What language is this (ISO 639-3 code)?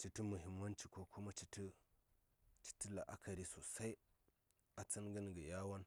say